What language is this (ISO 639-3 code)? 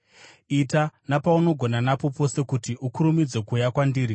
sna